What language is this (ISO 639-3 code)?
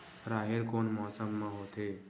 hne